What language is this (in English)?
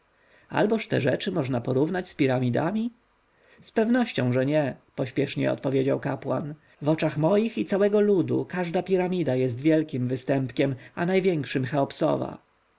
Polish